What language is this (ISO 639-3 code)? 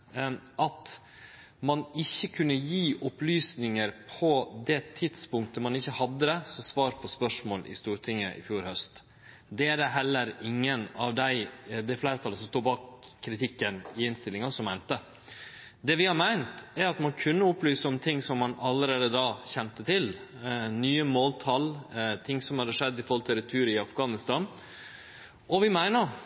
nno